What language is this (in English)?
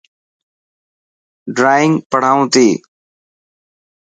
Dhatki